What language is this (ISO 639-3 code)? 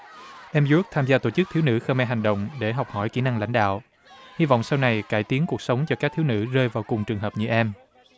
vie